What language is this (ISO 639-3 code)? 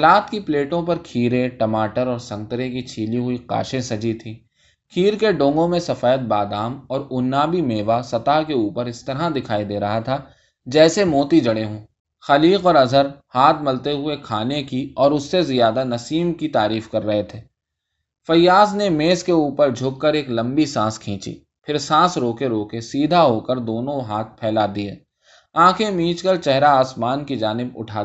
urd